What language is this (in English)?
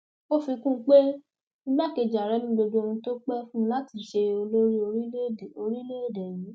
Yoruba